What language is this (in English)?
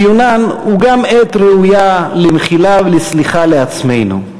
Hebrew